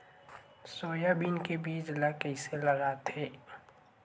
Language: Chhattisgarhi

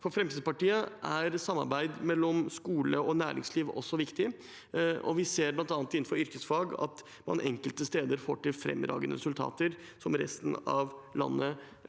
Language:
Norwegian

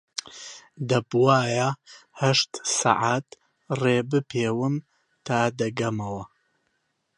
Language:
Central Kurdish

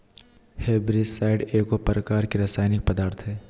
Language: Magahi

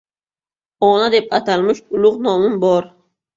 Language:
Uzbek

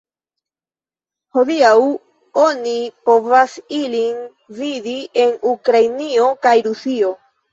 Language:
Esperanto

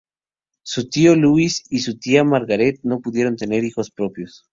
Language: Spanish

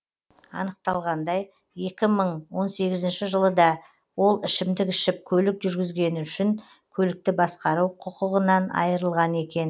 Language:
Kazakh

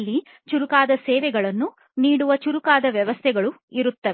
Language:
Kannada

